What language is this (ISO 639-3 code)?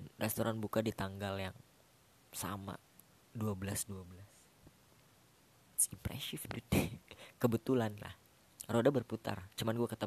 ind